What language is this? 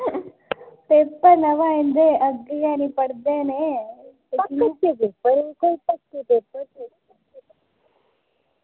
Dogri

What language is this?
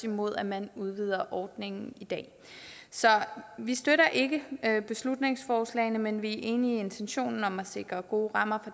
Danish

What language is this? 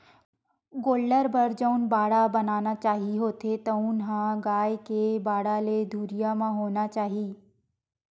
Chhattisgarhi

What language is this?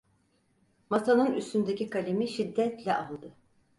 Turkish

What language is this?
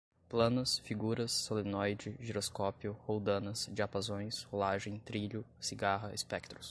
Portuguese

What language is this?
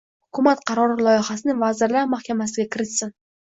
Uzbek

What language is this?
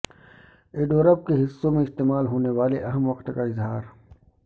Urdu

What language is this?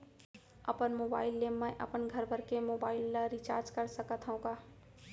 Chhattisgarhi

